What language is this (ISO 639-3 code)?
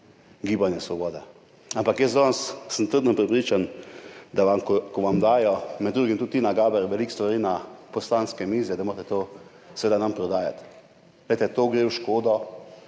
slv